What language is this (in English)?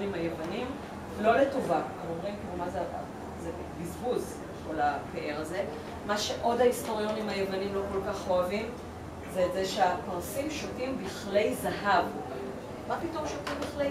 Hebrew